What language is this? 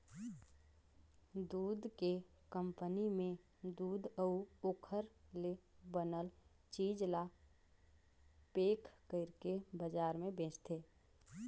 Chhattisgarhi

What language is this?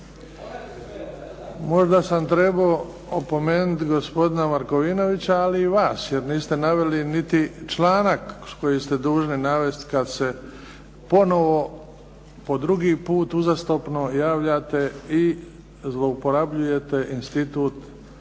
Croatian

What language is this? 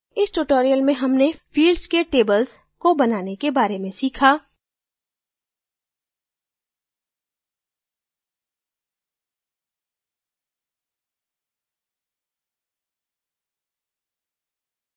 Hindi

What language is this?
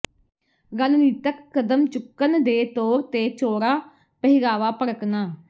Punjabi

